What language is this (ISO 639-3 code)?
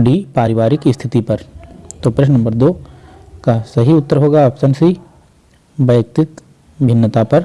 hin